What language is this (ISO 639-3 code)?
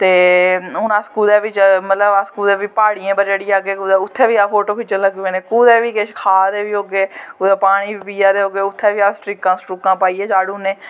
doi